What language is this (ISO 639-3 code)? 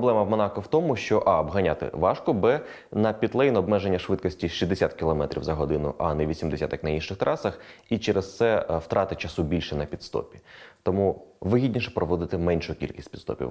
ukr